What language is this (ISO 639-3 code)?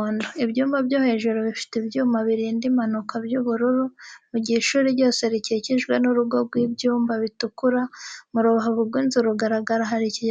kin